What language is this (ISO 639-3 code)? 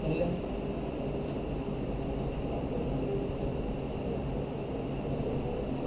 hin